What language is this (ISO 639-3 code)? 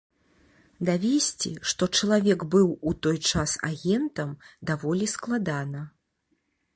bel